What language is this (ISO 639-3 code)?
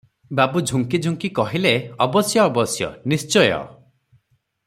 ori